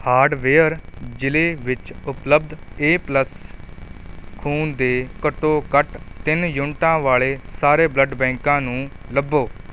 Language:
Punjabi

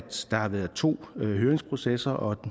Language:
Danish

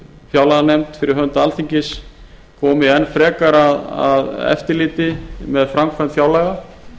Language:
Icelandic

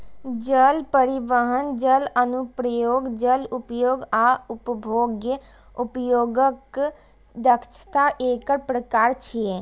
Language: Maithili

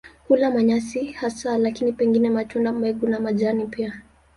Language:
Swahili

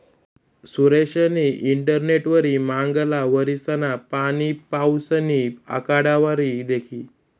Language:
Marathi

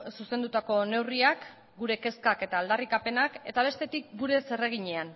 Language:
Basque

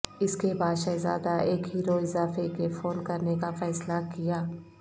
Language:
Urdu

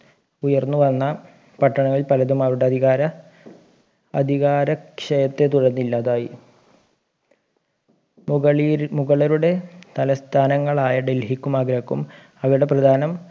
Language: Malayalam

